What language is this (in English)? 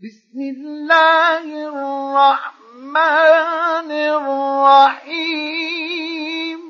Arabic